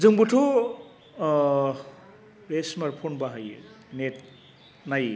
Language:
Bodo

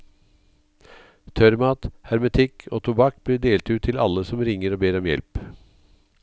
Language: Norwegian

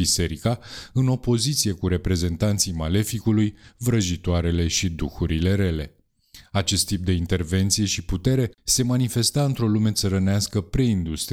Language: Romanian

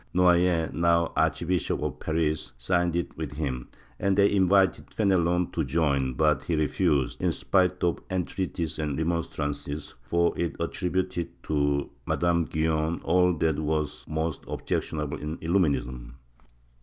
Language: English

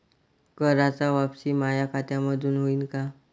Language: Marathi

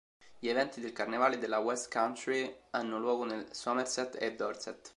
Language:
Italian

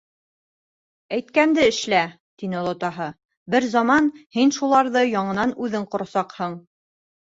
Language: Bashkir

